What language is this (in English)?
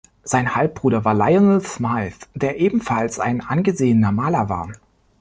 German